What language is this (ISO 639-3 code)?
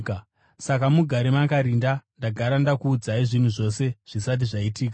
sna